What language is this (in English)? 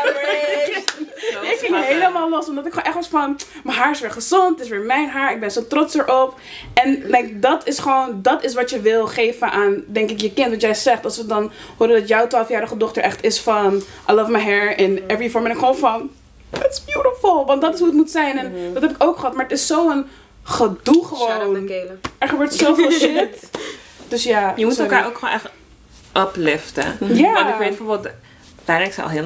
Dutch